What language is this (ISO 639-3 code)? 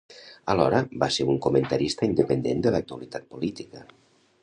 cat